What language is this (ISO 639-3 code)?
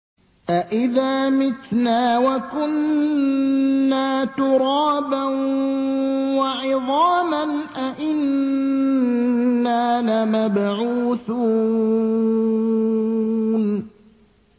ara